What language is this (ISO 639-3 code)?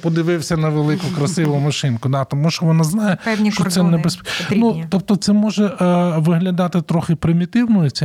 ukr